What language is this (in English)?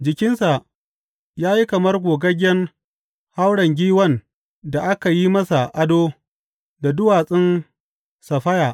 Hausa